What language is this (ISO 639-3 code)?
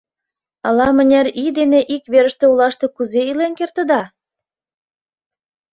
chm